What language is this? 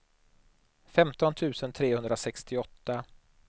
Swedish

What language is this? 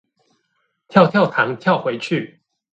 Chinese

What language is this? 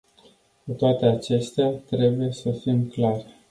Romanian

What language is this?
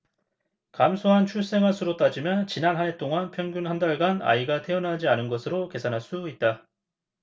Korean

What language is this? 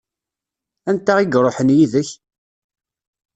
Kabyle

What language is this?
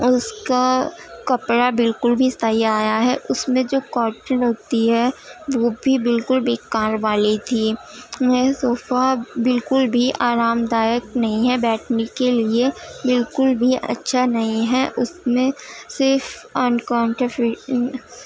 Urdu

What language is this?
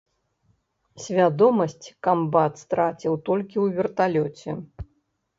Belarusian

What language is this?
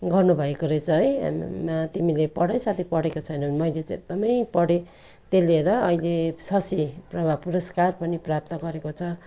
Nepali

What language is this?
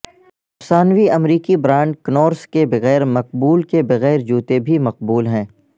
Urdu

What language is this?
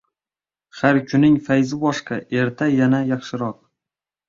Uzbek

